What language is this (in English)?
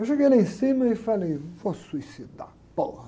Portuguese